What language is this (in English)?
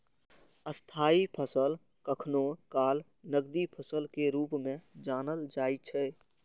Maithili